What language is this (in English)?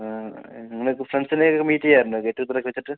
Malayalam